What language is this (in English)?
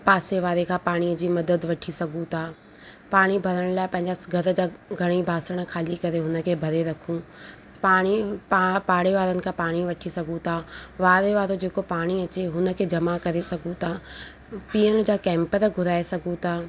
Sindhi